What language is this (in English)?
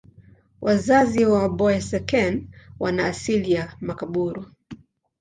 Swahili